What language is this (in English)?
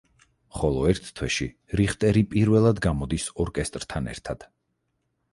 Georgian